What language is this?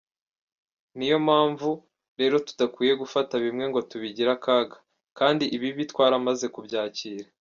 Kinyarwanda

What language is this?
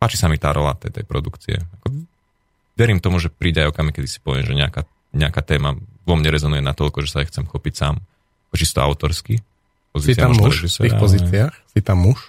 Slovak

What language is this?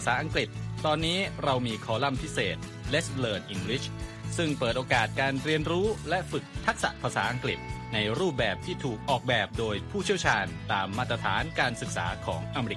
Thai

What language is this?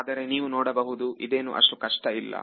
Kannada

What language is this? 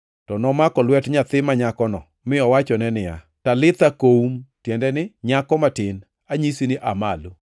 Luo (Kenya and Tanzania)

